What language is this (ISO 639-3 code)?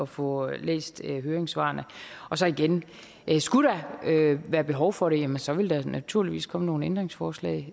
dan